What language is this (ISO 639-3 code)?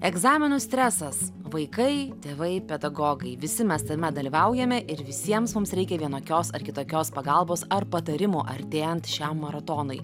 lit